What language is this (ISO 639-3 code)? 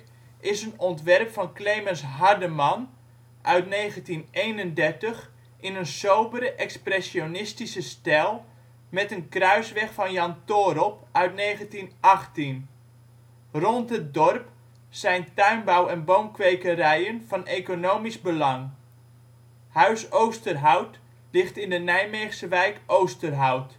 nld